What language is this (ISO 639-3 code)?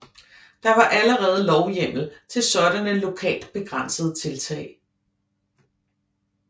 dan